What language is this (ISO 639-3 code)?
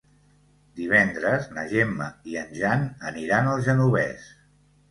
cat